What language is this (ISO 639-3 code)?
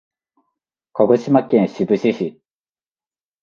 jpn